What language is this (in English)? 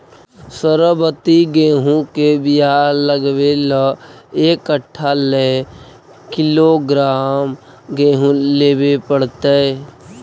Magahi